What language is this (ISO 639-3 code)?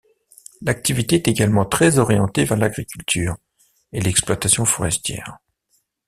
fra